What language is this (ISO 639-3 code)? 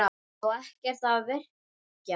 isl